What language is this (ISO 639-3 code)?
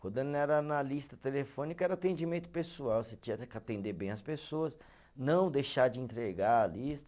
por